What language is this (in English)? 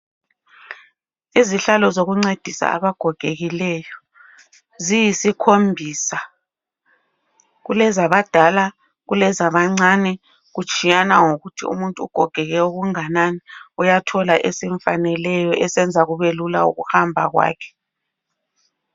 North Ndebele